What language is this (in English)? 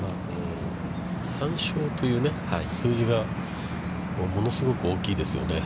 Japanese